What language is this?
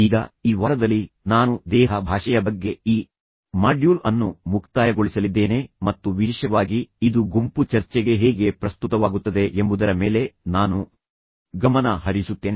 Kannada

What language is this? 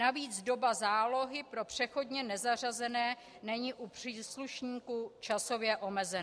Czech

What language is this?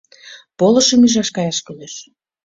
Mari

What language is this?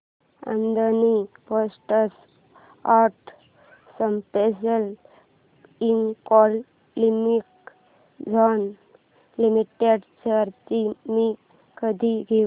Marathi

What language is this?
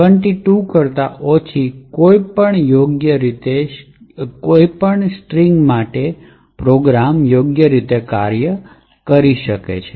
Gujarati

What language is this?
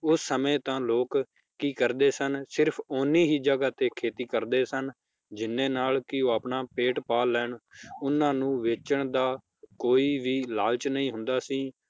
Punjabi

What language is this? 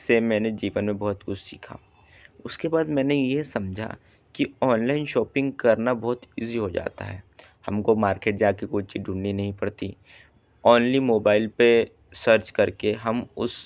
Hindi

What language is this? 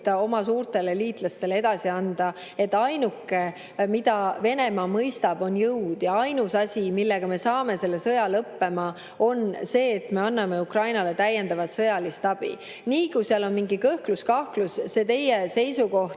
Estonian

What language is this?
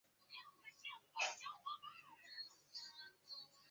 Chinese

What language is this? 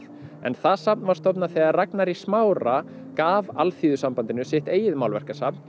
Icelandic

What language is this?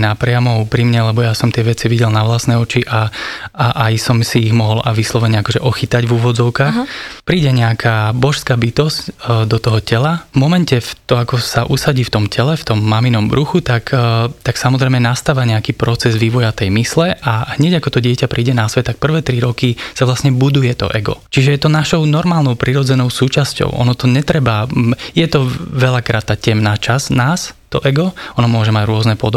Slovak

